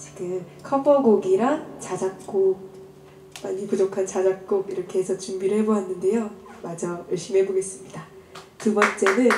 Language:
Korean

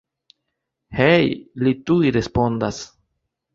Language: Esperanto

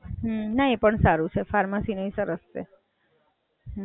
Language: Gujarati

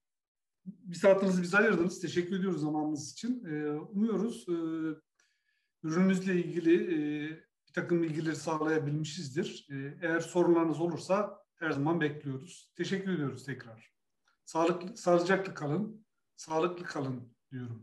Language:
Turkish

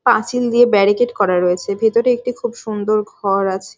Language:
Bangla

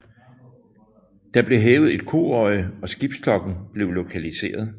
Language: Danish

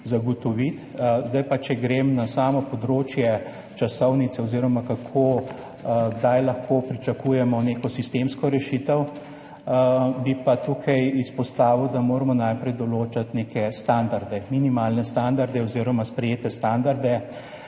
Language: Slovenian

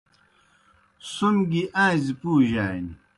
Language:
Kohistani Shina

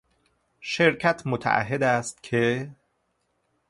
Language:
Persian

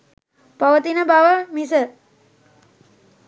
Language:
Sinhala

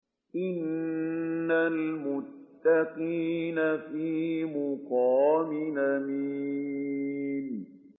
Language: Arabic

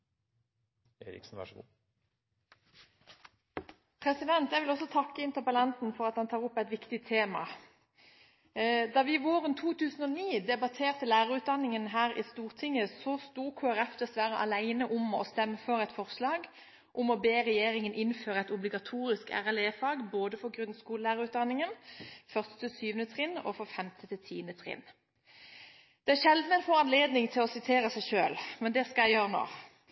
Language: Norwegian Bokmål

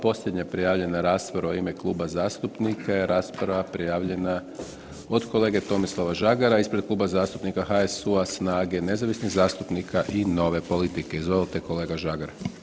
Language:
Croatian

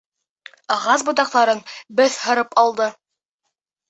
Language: Bashkir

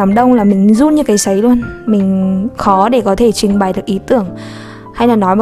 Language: Vietnamese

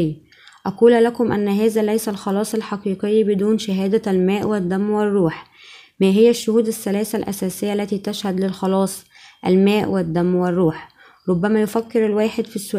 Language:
Arabic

